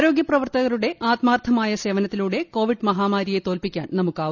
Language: Malayalam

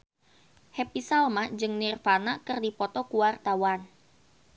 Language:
Sundanese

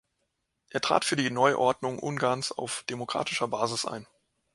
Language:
German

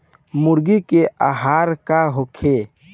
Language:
Bhojpuri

